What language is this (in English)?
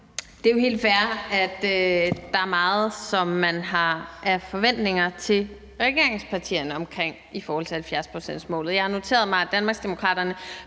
Danish